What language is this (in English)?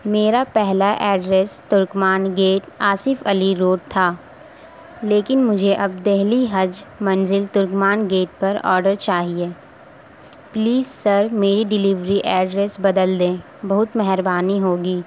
Urdu